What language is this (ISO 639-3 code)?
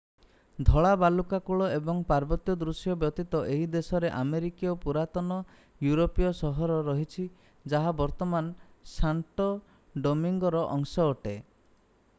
ori